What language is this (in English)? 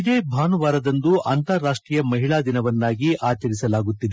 Kannada